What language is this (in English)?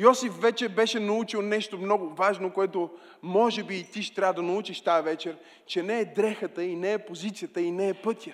Bulgarian